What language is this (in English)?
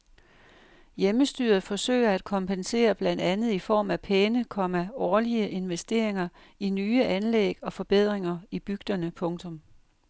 Danish